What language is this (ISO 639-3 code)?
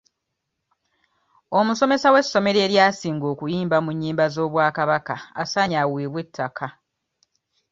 lug